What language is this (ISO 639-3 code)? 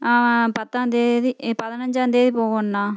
tam